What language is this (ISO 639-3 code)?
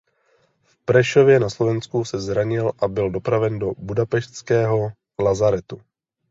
ces